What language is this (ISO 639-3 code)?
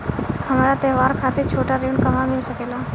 bho